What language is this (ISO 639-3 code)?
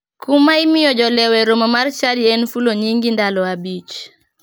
luo